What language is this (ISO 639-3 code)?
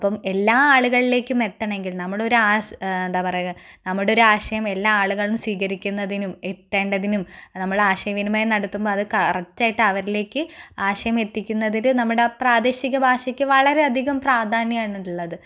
mal